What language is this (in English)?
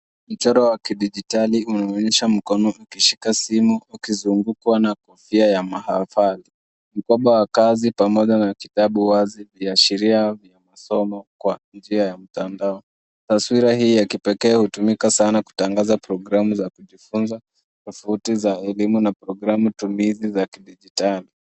Swahili